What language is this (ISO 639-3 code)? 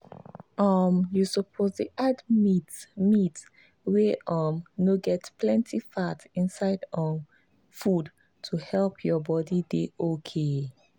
pcm